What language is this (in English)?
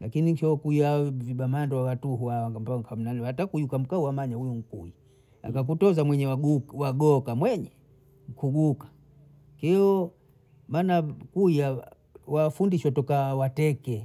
Bondei